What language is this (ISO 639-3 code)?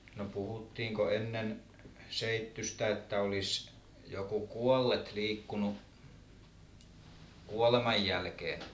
fin